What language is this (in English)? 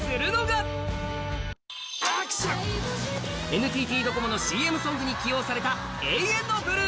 Japanese